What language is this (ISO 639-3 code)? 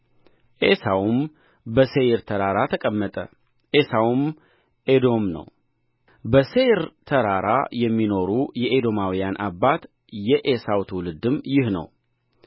amh